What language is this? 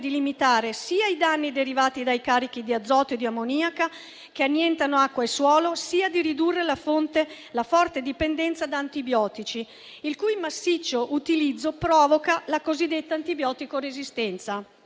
Italian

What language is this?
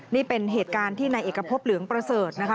Thai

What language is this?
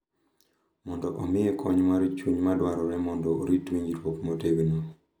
Luo (Kenya and Tanzania)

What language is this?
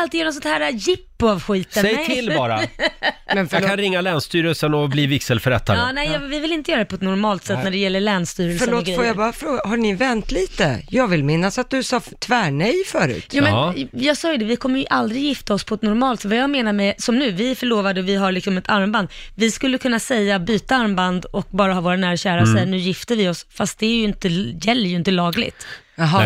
Swedish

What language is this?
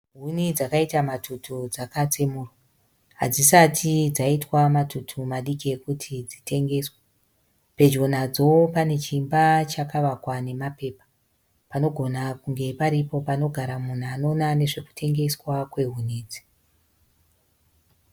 Shona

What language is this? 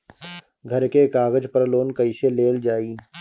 Bhojpuri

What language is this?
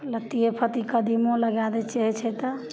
Maithili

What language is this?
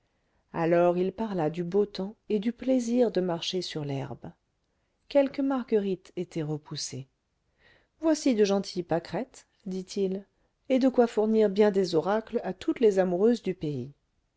French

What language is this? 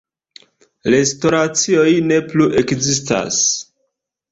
Esperanto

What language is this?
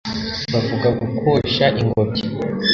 Kinyarwanda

